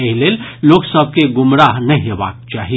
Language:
Maithili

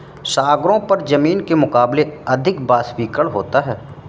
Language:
Hindi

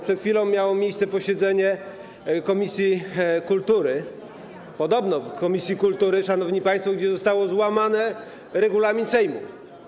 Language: Polish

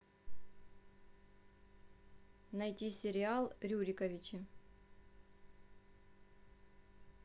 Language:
Russian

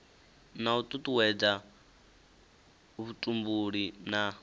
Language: Venda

